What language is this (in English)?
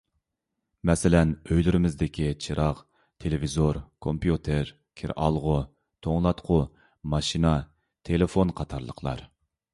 Uyghur